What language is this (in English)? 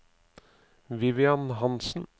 Norwegian